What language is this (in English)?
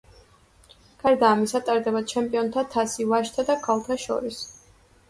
Georgian